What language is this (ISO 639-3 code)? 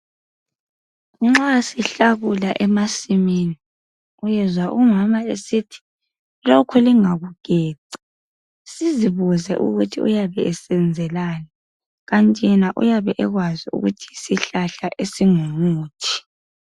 nde